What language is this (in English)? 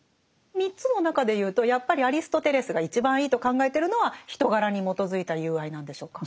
Japanese